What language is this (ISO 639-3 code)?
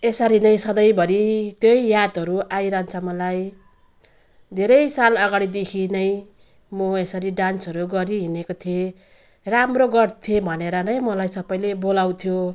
nep